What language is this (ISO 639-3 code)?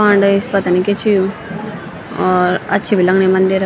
gbm